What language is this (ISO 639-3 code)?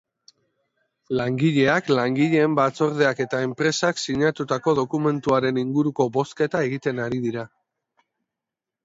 eus